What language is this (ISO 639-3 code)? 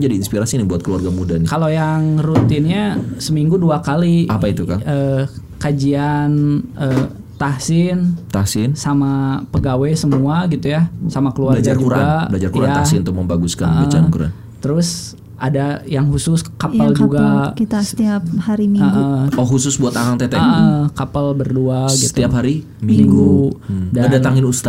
ind